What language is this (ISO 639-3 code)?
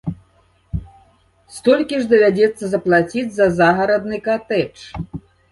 bel